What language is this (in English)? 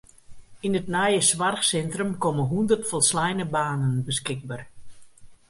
Western Frisian